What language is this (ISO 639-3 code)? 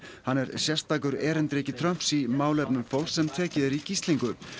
isl